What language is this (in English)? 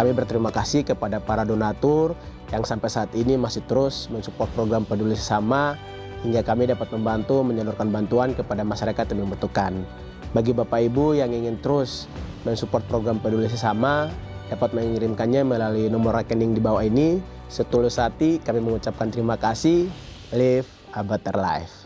Indonesian